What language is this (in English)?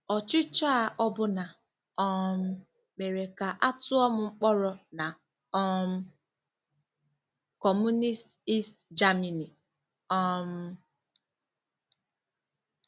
Igbo